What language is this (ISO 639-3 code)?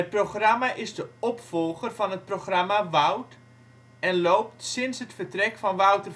nld